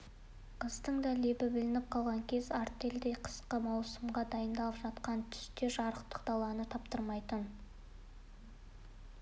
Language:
Kazakh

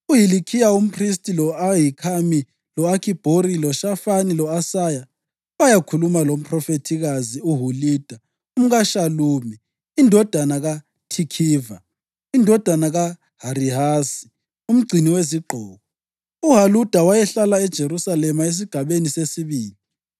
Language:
North Ndebele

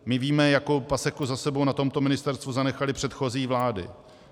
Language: Czech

